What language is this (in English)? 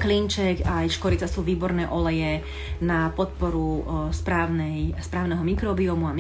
Slovak